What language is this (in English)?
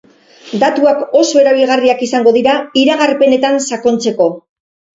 Basque